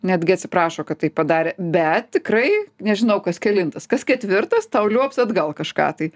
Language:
Lithuanian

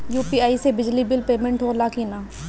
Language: Bhojpuri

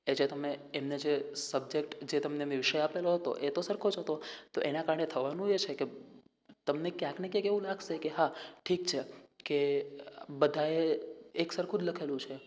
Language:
Gujarati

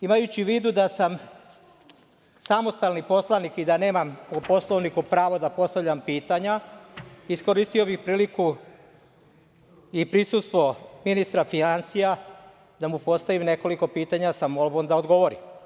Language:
Serbian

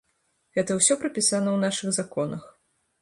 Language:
Belarusian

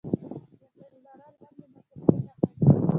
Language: Pashto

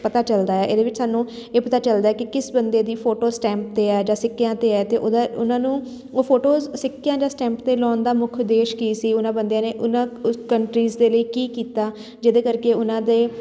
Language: Punjabi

